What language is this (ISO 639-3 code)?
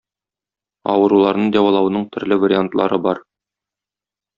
tat